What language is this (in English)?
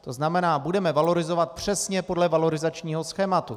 Czech